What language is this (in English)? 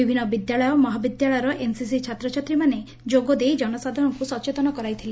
Odia